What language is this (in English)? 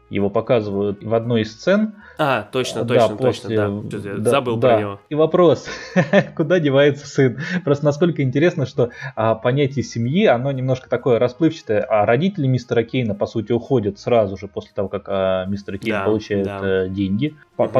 Russian